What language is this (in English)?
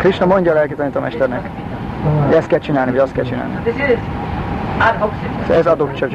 Hungarian